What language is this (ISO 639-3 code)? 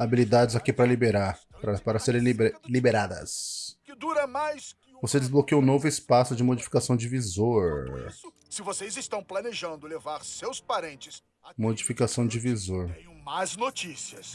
por